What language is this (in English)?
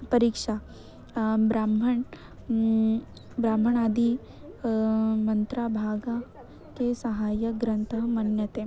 Sanskrit